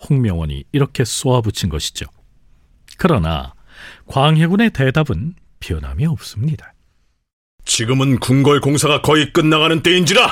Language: Korean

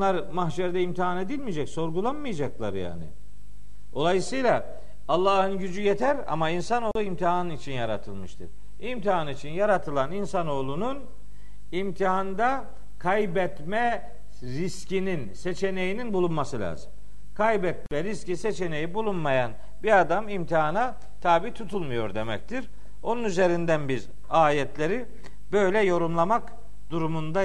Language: Turkish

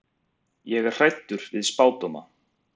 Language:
Icelandic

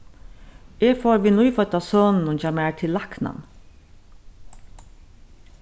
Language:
Faroese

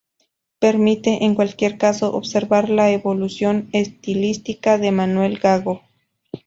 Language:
Spanish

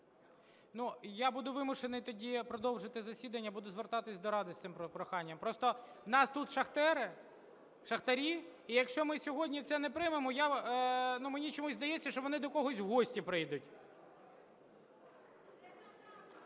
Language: Ukrainian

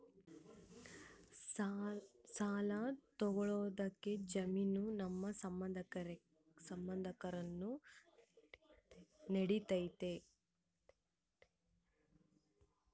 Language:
Kannada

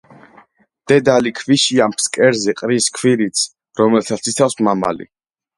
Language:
Georgian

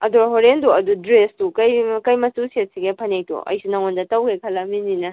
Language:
Manipuri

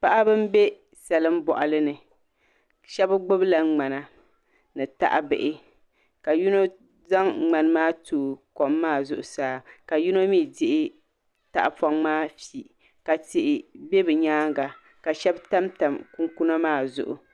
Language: Dagbani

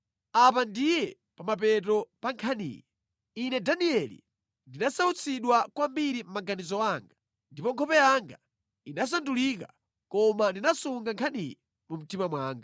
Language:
Nyanja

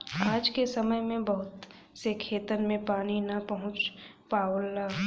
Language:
Bhojpuri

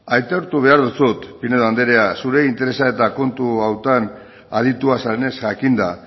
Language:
Basque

